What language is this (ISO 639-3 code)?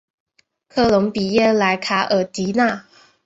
zho